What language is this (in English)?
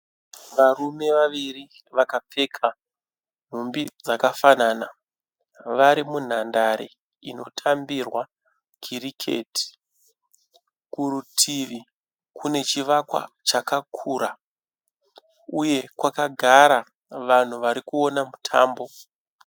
Shona